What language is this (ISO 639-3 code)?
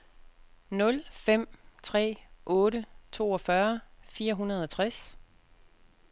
dan